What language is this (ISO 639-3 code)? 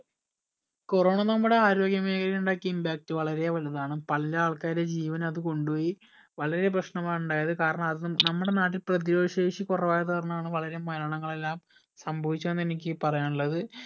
mal